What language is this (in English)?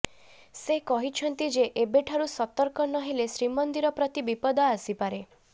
Odia